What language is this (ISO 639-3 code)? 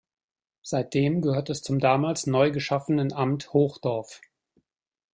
deu